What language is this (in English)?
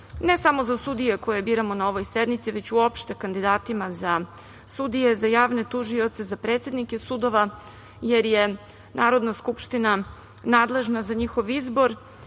Serbian